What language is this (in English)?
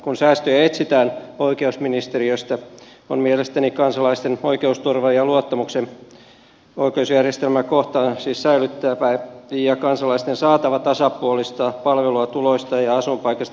Finnish